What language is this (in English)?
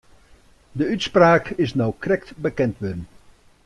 Western Frisian